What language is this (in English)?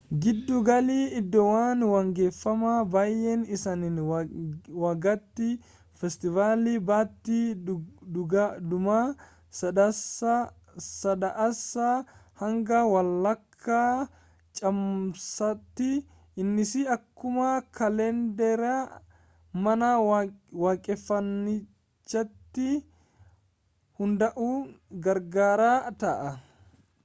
Oromo